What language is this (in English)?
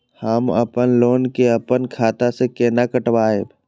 Maithili